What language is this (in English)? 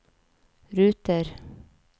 Norwegian